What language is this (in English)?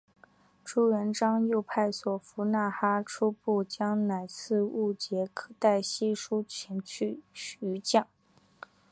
Chinese